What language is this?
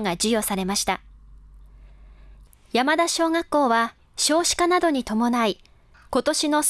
Japanese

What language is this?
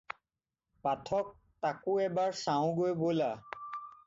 Assamese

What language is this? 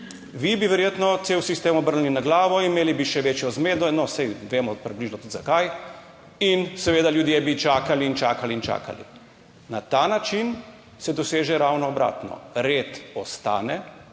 Slovenian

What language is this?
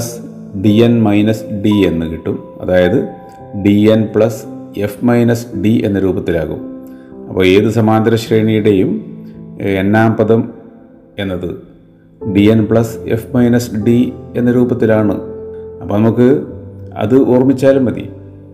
Malayalam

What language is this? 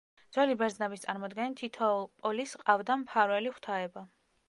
Georgian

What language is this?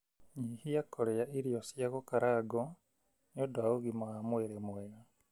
Kikuyu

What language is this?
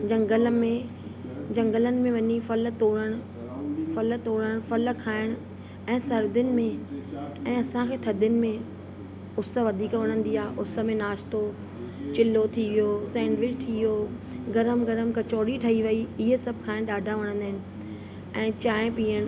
Sindhi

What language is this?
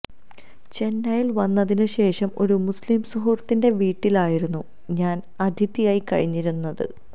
Malayalam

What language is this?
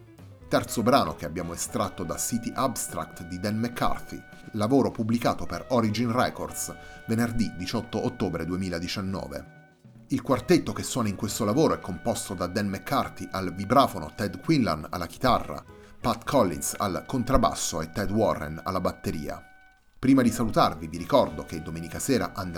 Italian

